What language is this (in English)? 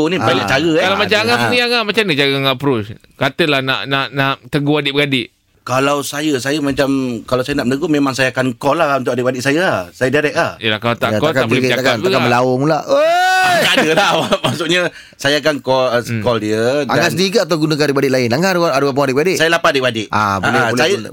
Malay